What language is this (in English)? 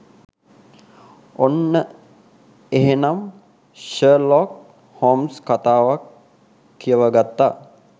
Sinhala